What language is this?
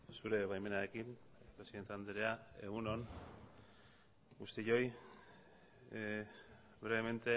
Basque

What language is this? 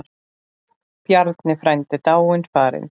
Icelandic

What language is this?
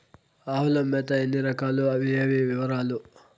Telugu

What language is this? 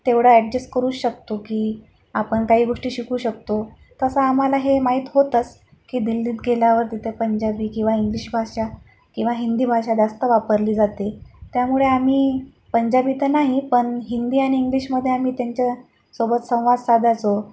Marathi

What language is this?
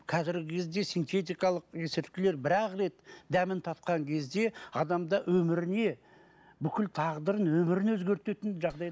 Kazakh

